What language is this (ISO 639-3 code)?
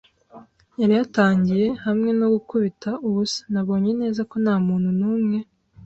kin